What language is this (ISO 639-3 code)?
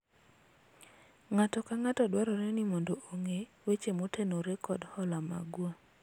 luo